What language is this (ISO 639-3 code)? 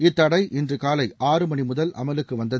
tam